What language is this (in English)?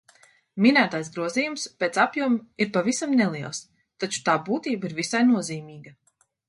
Latvian